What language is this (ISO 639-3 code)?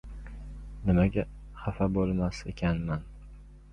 uzb